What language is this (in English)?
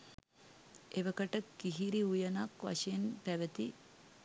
Sinhala